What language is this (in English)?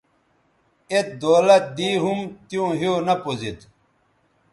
Bateri